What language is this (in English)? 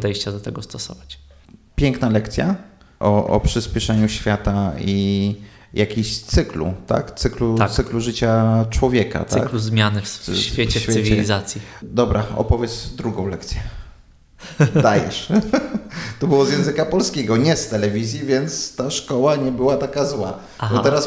Polish